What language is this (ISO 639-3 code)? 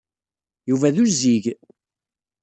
kab